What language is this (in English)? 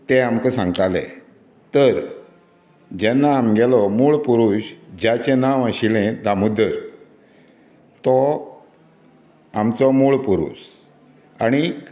Konkani